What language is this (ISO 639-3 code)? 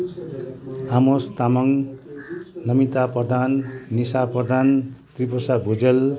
nep